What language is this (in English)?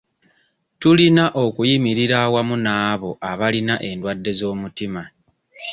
Ganda